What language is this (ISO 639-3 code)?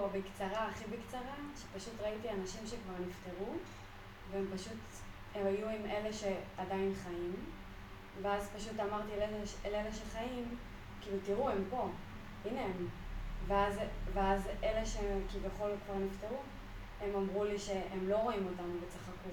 heb